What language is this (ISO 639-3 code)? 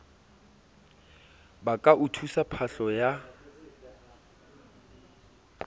sot